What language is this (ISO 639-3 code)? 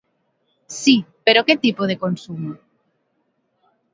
glg